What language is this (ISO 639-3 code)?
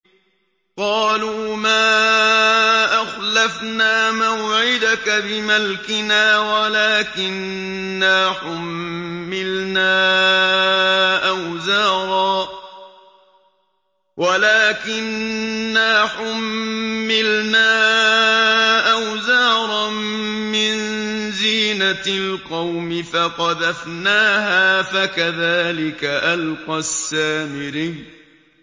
ara